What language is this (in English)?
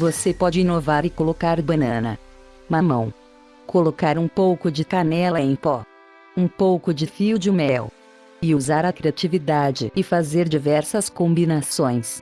Portuguese